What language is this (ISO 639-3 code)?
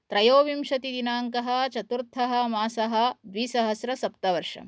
san